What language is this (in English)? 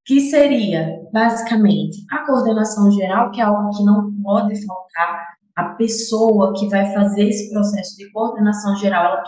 Portuguese